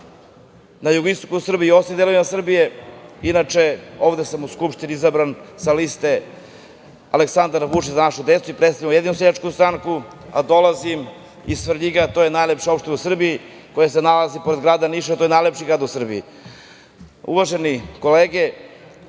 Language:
Serbian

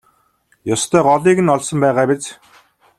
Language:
Mongolian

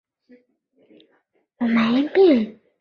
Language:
Chinese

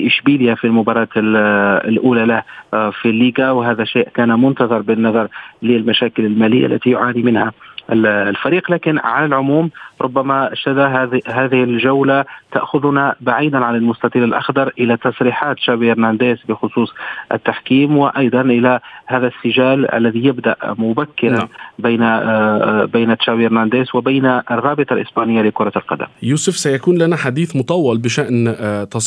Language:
Arabic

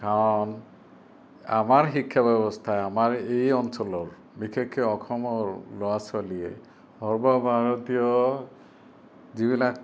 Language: Assamese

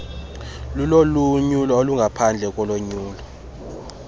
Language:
Xhosa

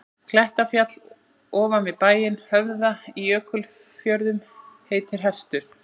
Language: Icelandic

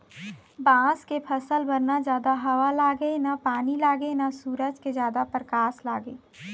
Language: Chhattisgarhi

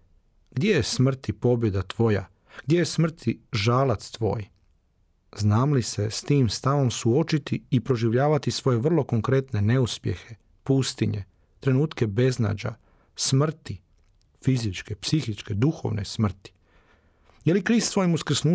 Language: Croatian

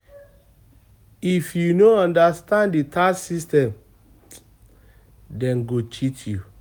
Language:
Nigerian Pidgin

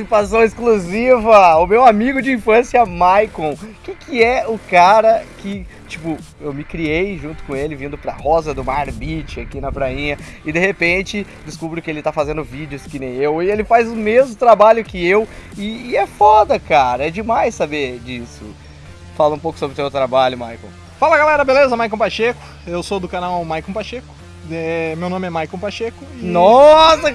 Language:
Portuguese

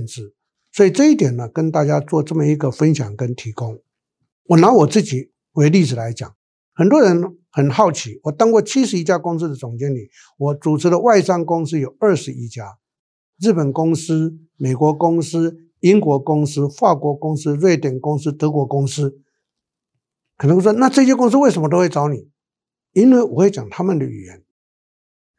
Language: Chinese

